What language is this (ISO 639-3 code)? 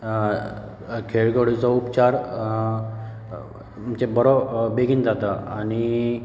kok